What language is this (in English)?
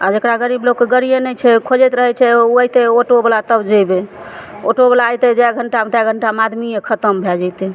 Maithili